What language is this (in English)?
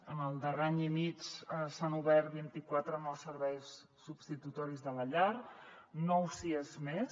Catalan